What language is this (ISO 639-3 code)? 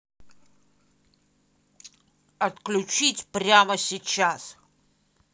rus